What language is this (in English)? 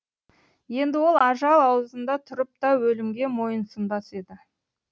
Kazakh